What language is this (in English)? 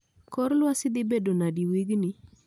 Luo (Kenya and Tanzania)